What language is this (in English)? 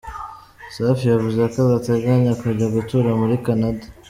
Kinyarwanda